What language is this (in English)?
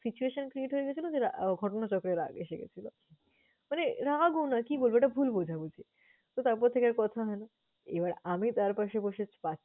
Bangla